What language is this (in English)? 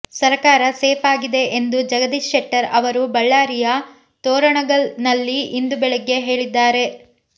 Kannada